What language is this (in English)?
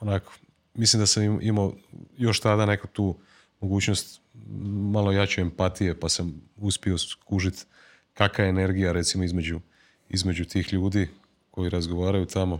Croatian